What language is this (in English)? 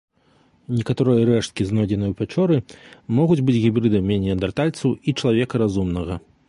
Belarusian